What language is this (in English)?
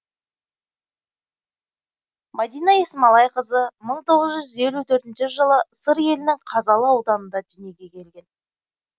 Kazakh